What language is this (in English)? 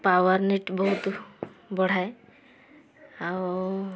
Odia